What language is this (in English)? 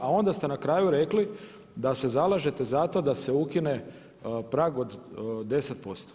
Croatian